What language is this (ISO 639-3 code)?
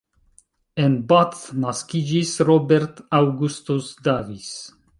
epo